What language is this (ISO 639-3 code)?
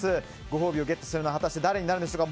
jpn